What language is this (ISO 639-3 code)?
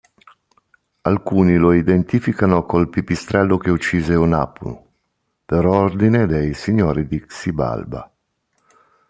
ita